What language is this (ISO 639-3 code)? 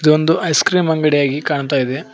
kan